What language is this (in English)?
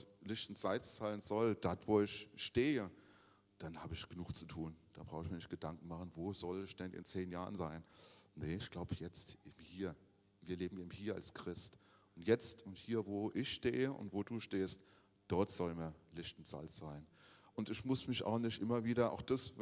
German